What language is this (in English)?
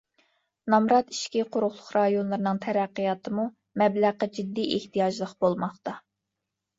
Uyghur